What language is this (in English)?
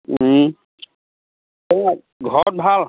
Assamese